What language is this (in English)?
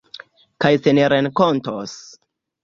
Esperanto